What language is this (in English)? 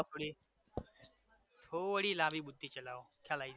Gujarati